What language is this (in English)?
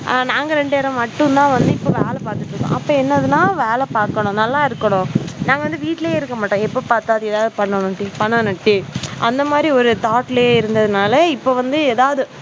Tamil